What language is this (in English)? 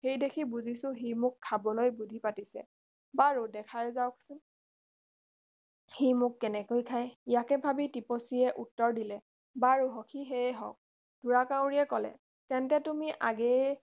Assamese